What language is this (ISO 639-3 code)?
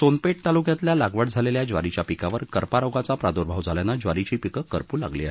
mar